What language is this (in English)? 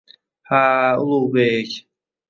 Uzbek